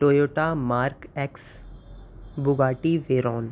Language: Urdu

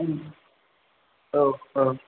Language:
Bodo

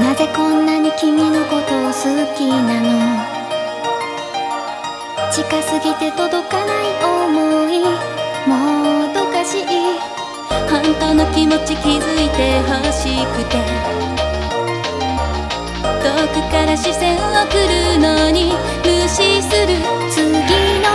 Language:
Korean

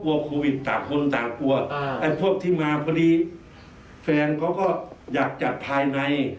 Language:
Thai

